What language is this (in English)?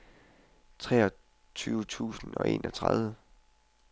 Danish